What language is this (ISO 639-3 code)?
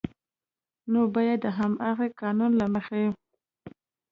pus